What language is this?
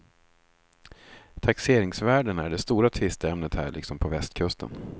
Swedish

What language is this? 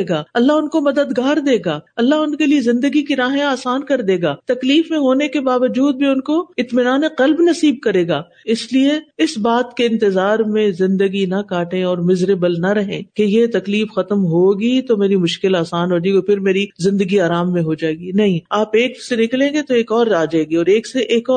Urdu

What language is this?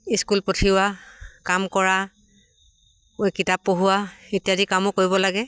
Assamese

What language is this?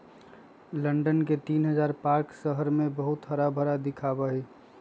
Magahi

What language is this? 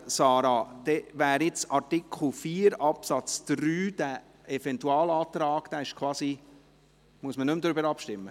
Swiss German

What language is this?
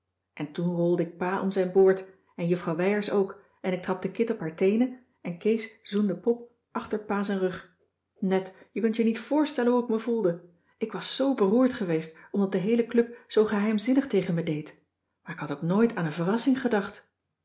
Dutch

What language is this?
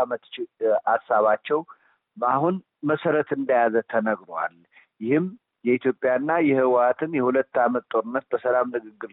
Amharic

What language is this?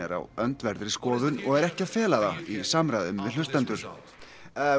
Icelandic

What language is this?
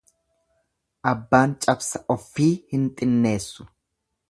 Oromo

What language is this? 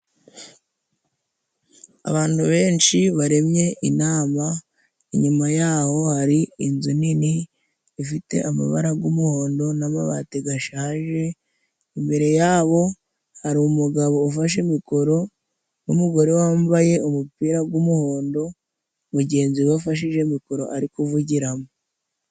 Kinyarwanda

